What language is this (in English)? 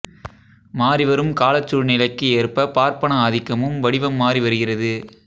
Tamil